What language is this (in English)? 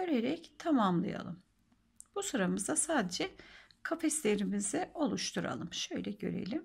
Turkish